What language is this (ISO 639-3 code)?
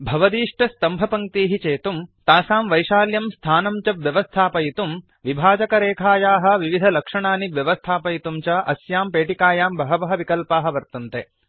san